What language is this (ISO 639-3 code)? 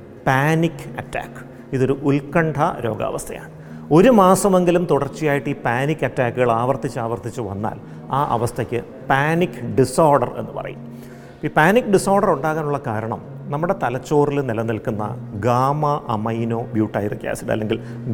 mal